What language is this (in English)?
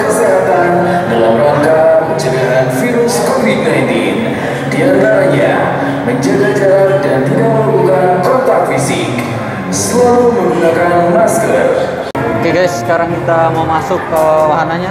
Indonesian